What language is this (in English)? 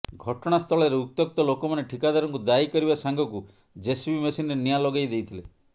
Odia